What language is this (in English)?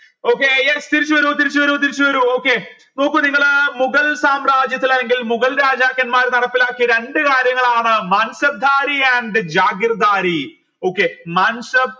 Malayalam